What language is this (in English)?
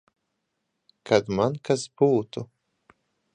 Latvian